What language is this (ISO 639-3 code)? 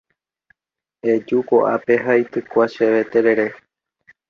grn